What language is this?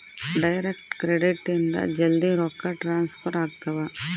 Kannada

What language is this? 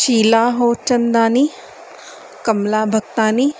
Sindhi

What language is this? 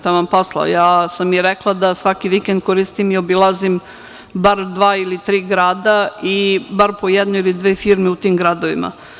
Serbian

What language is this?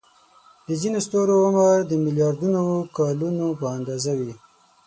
Pashto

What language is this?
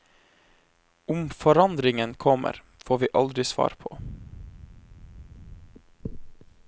Norwegian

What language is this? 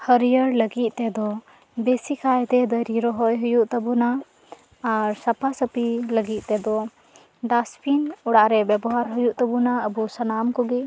Santali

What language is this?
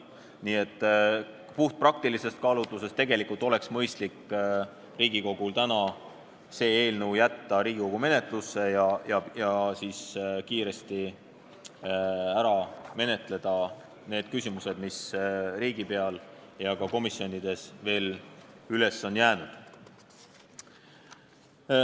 Estonian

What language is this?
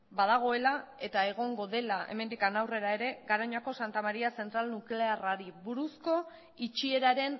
Basque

